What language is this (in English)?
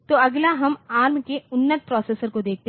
Hindi